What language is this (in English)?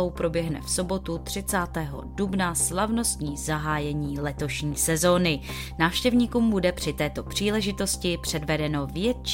Czech